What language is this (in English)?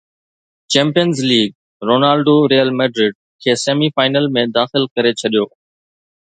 Sindhi